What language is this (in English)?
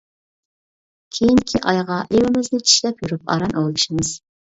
Uyghur